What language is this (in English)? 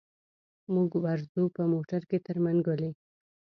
Pashto